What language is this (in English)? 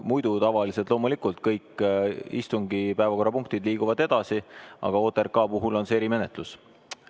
Estonian